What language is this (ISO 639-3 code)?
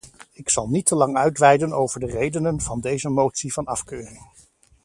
nld